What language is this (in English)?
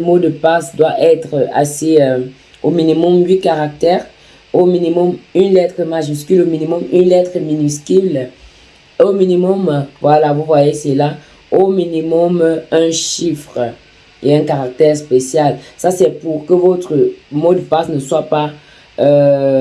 French